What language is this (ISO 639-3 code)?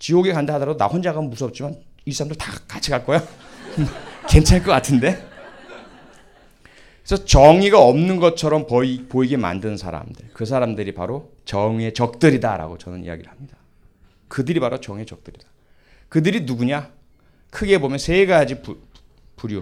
kor